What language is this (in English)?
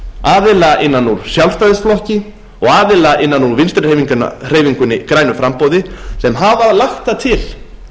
Icelandic